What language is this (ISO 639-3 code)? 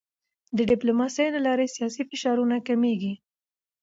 pus